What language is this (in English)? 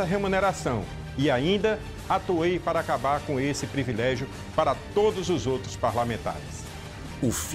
Portuguese